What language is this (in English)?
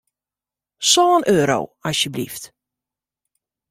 Western Frisian